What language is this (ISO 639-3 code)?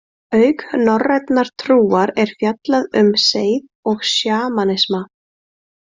isl